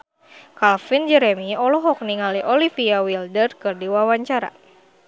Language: Sundanese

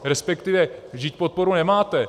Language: Czech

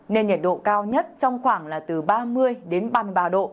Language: Vietnamese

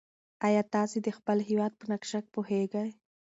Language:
Pashto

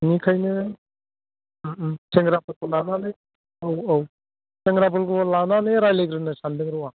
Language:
Bodo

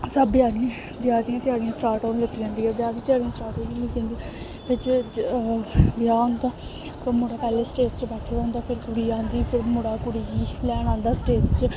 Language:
Dogri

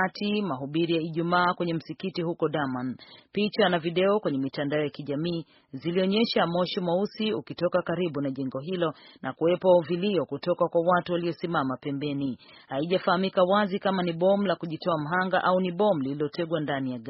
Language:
Swahili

